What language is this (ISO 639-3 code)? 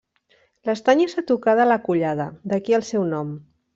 cat